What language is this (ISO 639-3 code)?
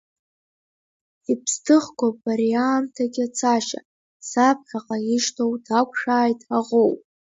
abk